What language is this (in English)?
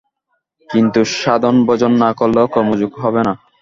Bangla